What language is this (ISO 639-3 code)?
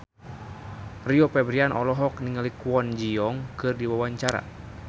sun